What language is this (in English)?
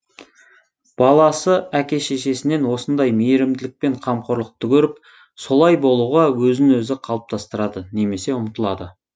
Kazakh